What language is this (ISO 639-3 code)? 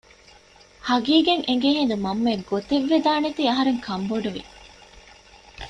div